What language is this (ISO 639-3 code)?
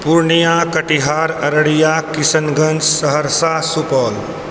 mai